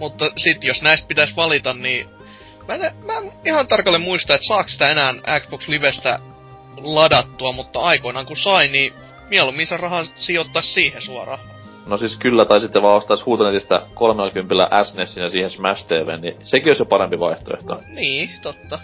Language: Finnish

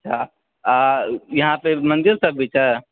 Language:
Maithili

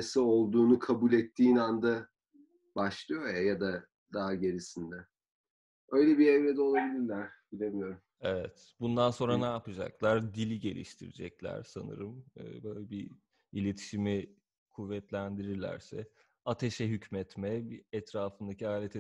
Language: Turkish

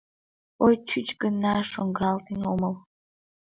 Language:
Mari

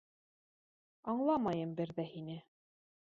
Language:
Bashkir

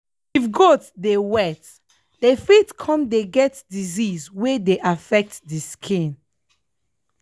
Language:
Nigerian Pidgin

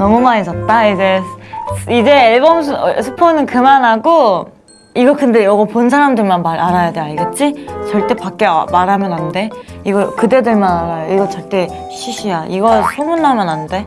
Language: Korean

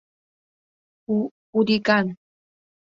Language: Mari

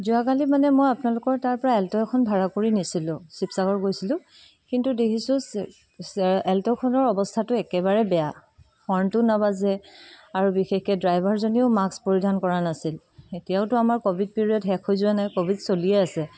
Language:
Assamese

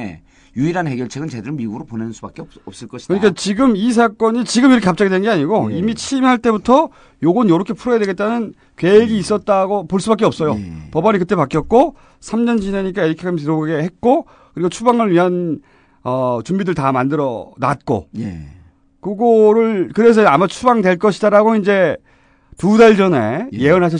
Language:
Korean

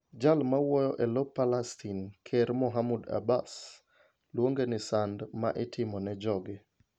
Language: Luo (Kenya and Tanzania)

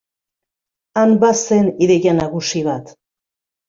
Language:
Basque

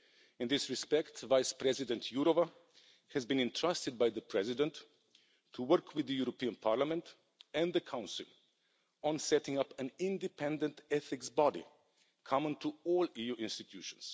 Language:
English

